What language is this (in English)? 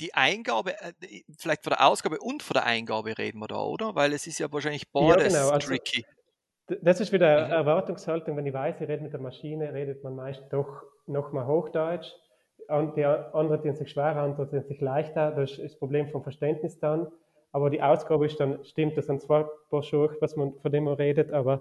German